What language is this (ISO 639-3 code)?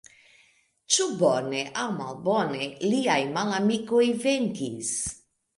epo